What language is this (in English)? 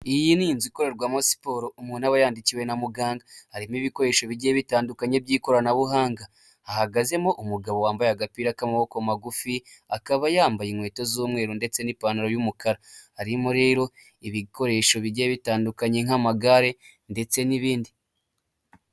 Kinyarwanda